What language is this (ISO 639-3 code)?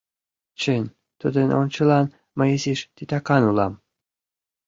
chm